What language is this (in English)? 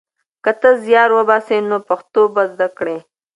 Pashto